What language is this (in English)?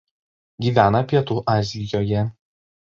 Lithuanian